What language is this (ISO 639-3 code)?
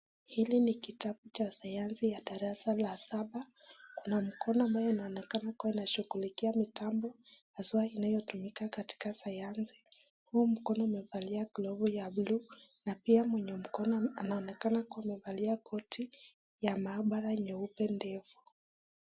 swa